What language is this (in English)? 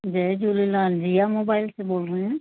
Sindhi